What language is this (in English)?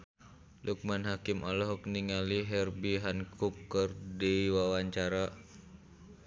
Sundanese